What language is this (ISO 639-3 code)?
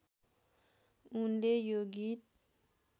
nep